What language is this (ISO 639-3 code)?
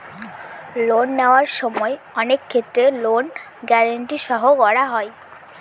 ben